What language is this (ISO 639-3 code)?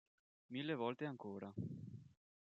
ita